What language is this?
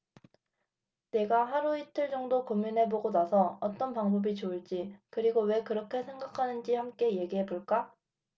Korean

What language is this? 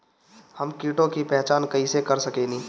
Bhojpuri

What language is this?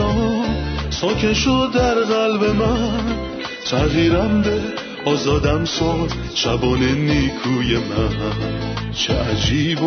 Persian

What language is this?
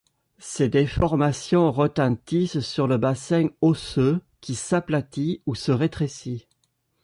French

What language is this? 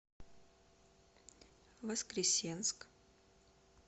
Russian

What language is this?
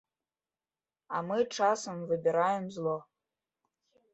Belarusian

